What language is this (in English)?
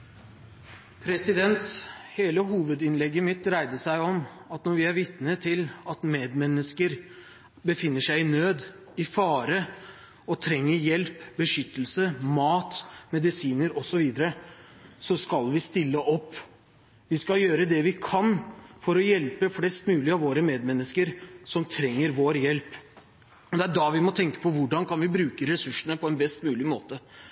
Norwegian Bokmål